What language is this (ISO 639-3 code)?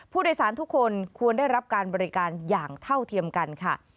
tha